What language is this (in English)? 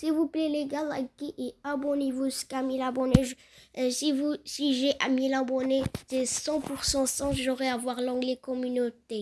French